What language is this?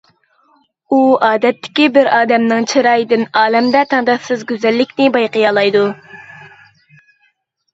Uyghur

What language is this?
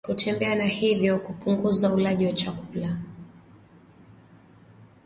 Swahili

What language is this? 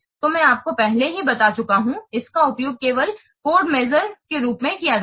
Hindi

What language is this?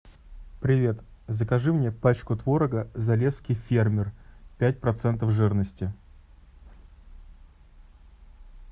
Russian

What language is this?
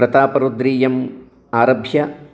Sanskrit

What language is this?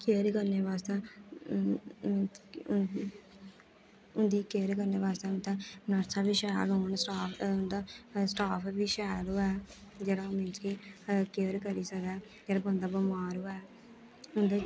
Dogri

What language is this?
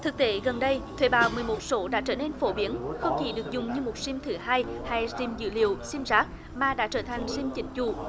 Vietnamese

